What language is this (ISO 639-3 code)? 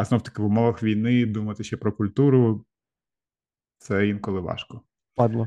ukr